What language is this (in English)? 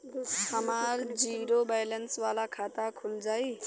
Bhojpuri